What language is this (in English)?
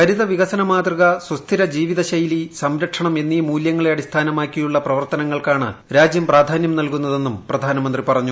Malayalam